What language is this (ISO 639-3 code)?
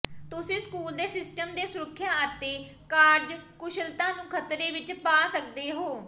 pan